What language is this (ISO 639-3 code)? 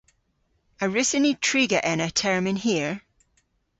cor